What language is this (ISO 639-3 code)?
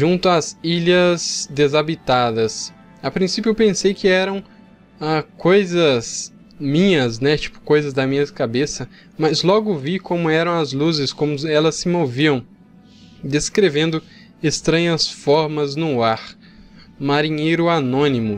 por